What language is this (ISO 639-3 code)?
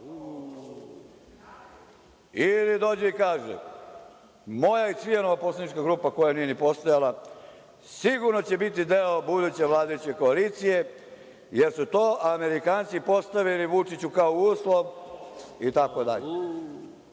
srp